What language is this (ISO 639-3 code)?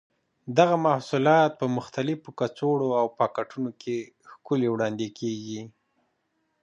pus